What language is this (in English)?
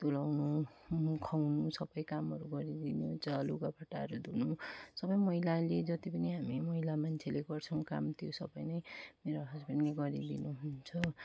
Nepali